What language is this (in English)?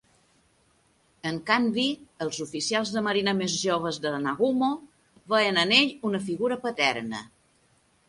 Catalan